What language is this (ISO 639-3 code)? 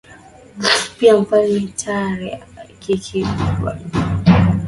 swa